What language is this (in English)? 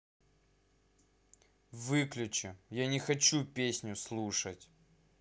Russian